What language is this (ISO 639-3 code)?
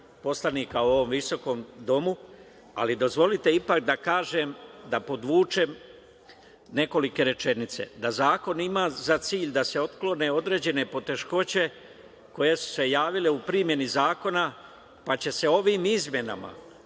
srp